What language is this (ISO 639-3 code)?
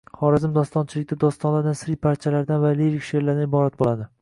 uzb